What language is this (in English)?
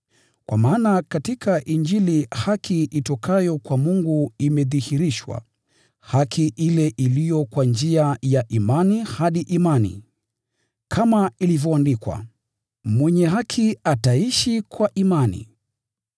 Swahili